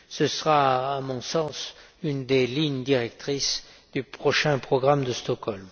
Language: French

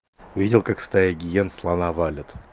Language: Russian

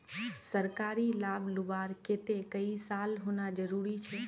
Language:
Magahi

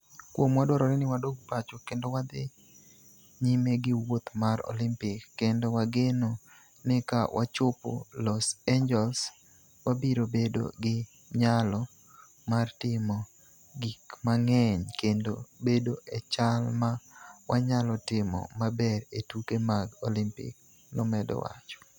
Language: Luo (Kenya and Tanzania)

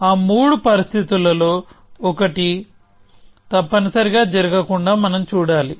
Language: Telugu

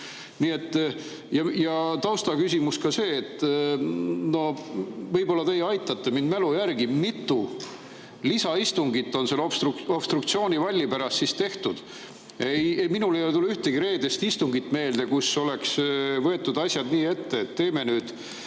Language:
Estonian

